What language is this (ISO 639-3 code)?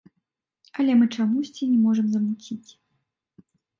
bel